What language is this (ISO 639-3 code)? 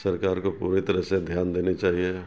urd